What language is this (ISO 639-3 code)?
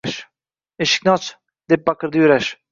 uzb